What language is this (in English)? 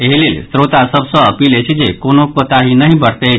Maithili